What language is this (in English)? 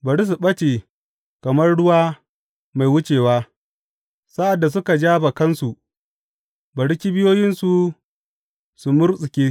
Hausa